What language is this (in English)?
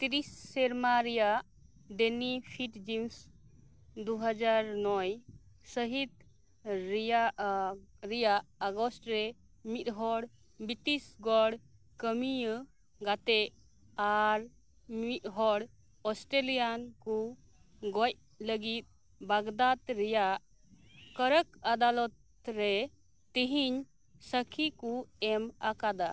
Santali